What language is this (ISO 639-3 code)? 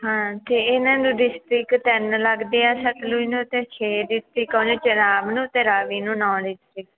pan